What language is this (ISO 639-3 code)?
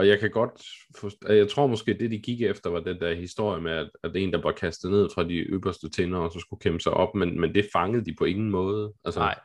dan